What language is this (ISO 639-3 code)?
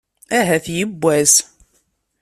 kab